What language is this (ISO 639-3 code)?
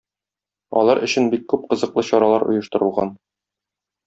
tat